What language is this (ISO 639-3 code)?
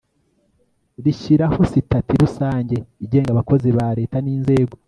kin